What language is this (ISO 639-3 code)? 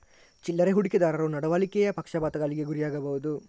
kan